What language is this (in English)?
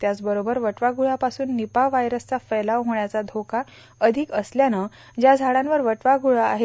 Marathi